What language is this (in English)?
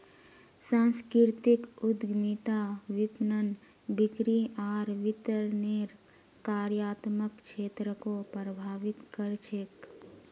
Magahi